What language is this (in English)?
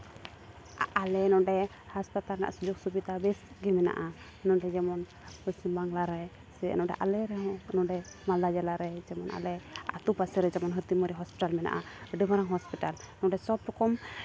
Santali